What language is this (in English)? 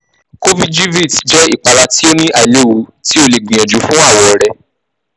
Yoruba